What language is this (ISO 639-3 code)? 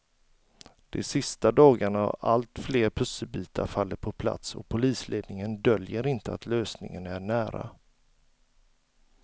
swe